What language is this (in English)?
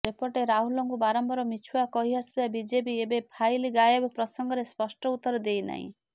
Odia